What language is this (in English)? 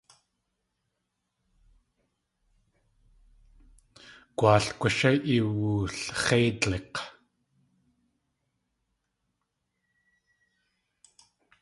Tlingit